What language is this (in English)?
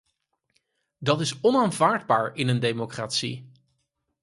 Dutch